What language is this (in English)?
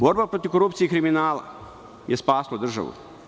Serbian